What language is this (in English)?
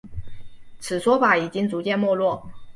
Chinese